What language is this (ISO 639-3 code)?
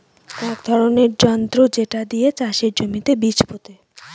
ben